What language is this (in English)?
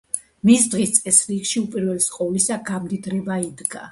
Georgian